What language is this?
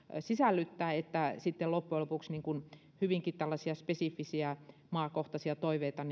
Finnish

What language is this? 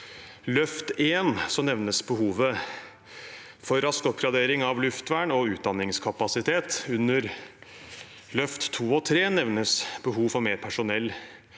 Norwegian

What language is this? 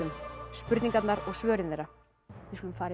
Icelandic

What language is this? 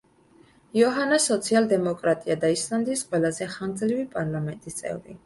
Georgian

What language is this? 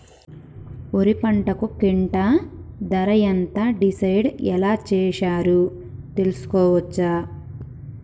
Telugu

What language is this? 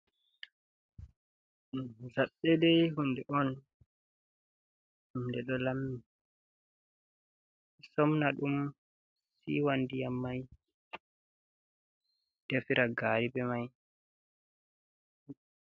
Fula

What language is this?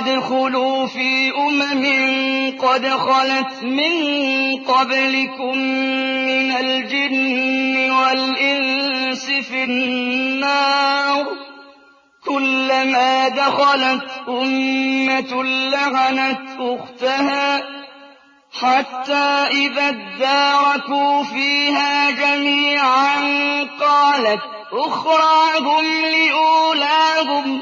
Arabic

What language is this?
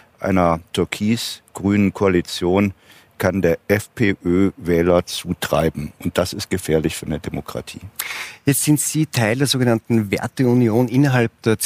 German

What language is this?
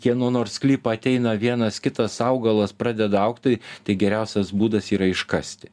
Lithuanian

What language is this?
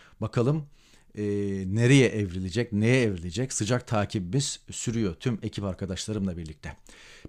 Turkish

